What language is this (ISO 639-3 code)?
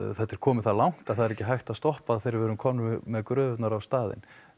isl